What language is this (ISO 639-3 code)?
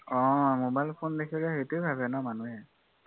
asm